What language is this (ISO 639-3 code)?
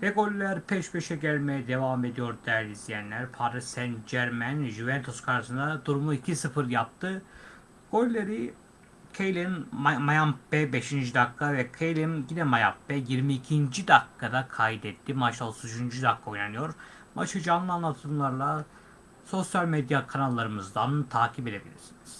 tur